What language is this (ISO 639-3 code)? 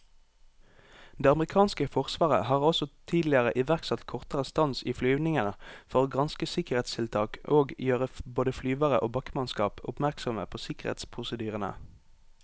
nor